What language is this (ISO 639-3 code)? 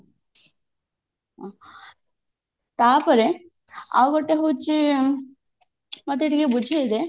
ori